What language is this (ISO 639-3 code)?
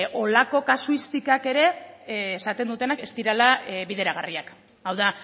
eus